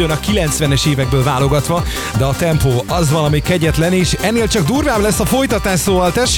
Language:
Hungarian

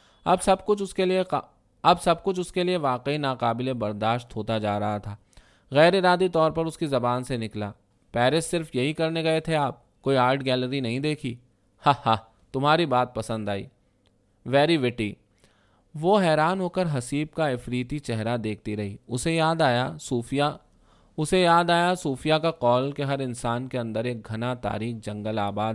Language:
Urdu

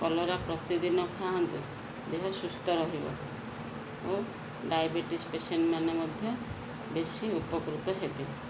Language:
Odia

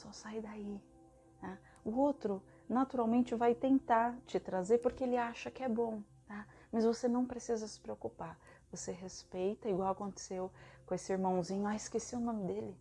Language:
Portuguese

